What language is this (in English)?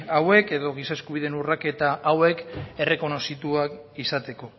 Basque